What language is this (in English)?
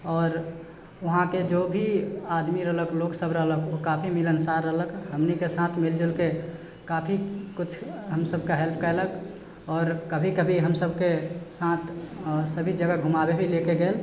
Maithili